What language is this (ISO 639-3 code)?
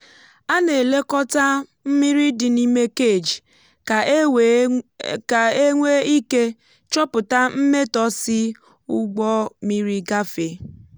ibo